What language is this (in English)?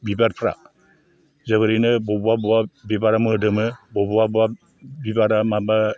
Bodo